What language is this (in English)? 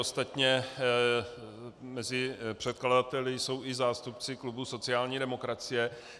Czech